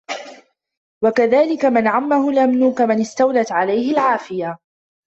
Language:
Arabic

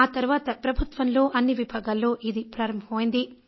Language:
Telugu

